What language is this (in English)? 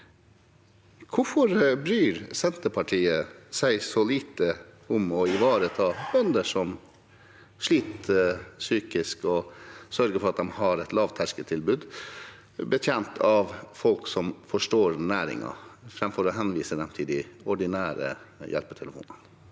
Norwegian